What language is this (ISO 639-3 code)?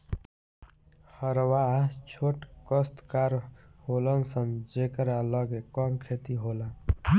bho